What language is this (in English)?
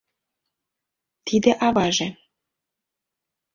Mari